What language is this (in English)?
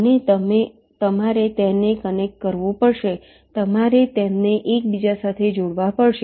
Gujarati